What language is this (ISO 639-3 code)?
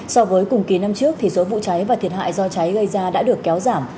vie